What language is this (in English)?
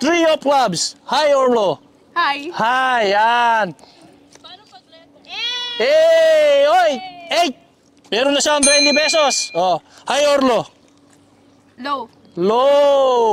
Filipino